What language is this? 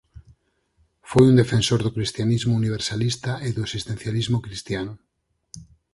Galician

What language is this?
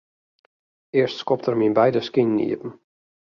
Western Frisian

